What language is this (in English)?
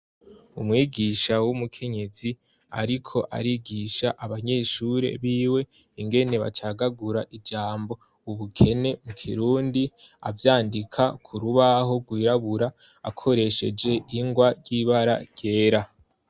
Rundi